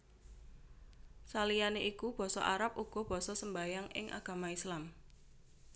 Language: Javanese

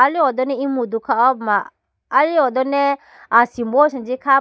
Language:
Idu-Mishmi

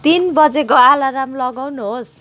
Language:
Nepali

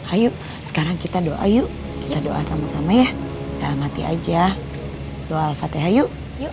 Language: Indonesian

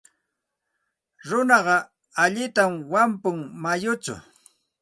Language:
Santa Ana de Tusi Pasco Quechua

